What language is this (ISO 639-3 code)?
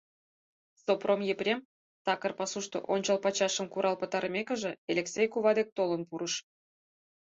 chm